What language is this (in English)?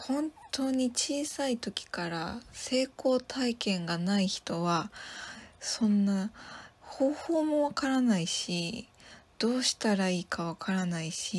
Japanese